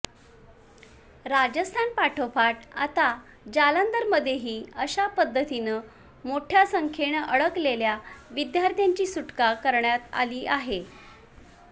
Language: Marathi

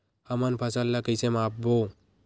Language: Chhattisgarhi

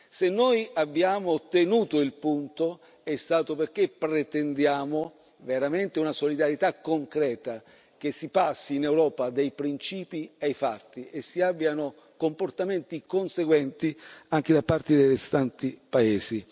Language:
Italian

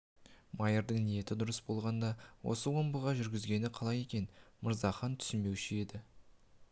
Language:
Kazakh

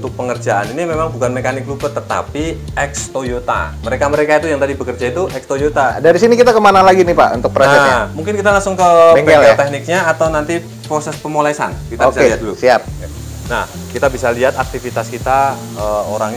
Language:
Indonesian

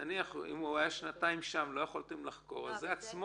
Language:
Hebrew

